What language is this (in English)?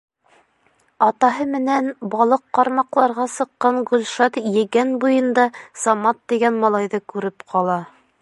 Bashkir